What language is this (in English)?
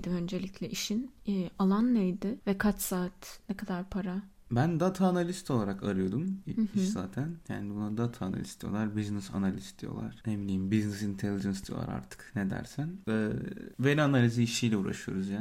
Turkish